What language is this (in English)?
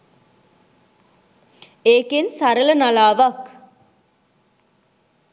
Sinhala